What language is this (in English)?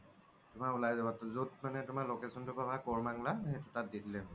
Assamese